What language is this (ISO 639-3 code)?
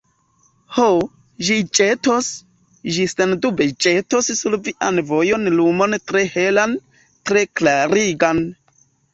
epo